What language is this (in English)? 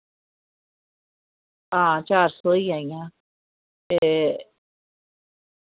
Dogri